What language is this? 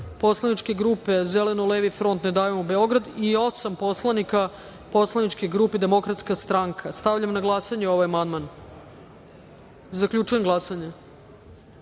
Serbian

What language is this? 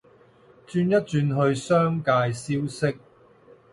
Cantonese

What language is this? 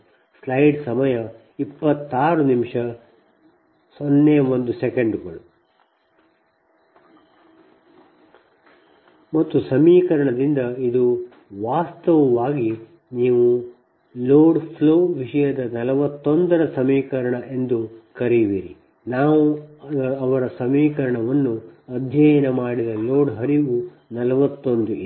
Kannada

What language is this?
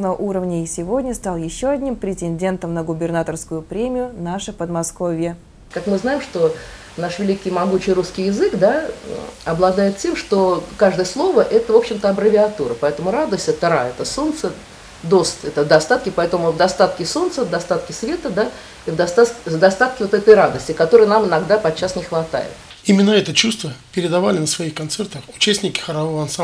Russian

